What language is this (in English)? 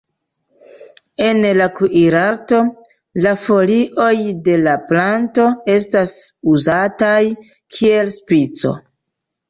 Esperanto